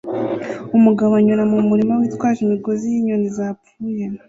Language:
Kinyarwanda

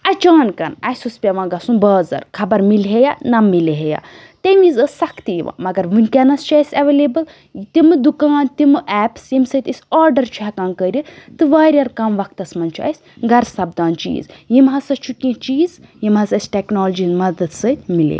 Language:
Kashmiri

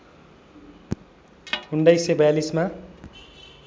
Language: Nepali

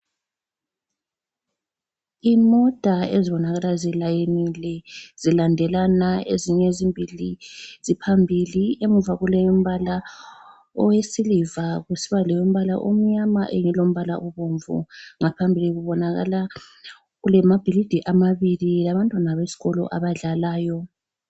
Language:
North Ndebele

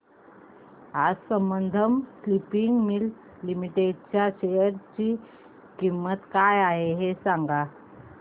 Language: Marathi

